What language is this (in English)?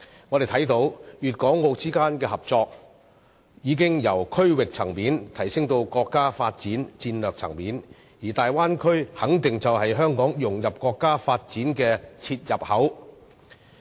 Cantonese